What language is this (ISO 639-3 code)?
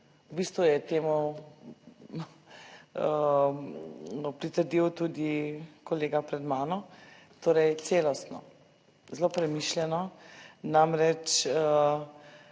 slv